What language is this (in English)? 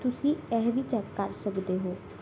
Punjabi